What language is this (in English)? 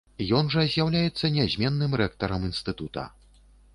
Belarusian